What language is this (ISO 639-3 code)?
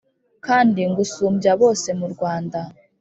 kin